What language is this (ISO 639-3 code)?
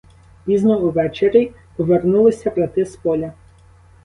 ukr